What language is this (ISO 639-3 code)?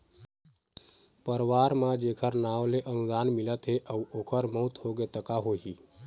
hne